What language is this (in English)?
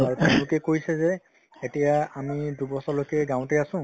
Assamese